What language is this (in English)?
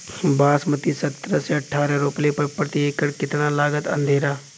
Bhojpuri